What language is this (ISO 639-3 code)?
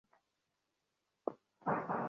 ben